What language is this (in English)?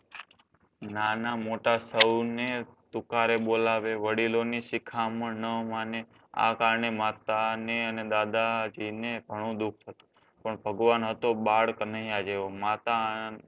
Gujarati